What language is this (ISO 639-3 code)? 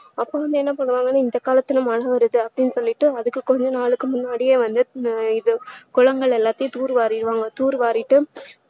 tam